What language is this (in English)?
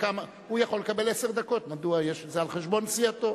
Hebrew